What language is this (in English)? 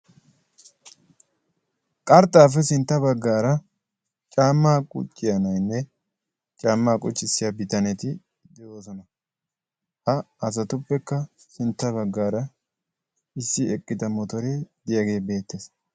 Wolaytta